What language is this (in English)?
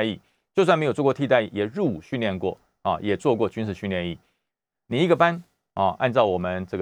Chinese